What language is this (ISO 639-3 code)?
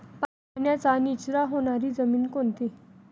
mar